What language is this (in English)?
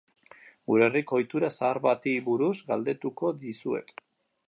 Basque